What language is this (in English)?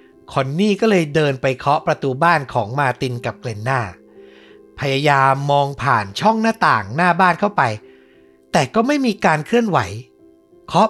Thai